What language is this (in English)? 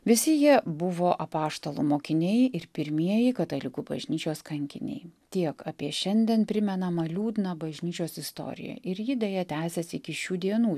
Lithuanian